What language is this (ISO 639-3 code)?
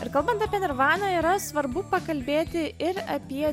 lit